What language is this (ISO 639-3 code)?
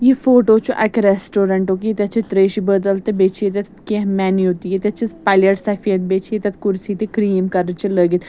kas